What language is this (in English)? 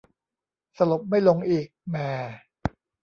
Thai